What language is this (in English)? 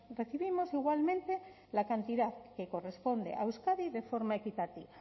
Spanish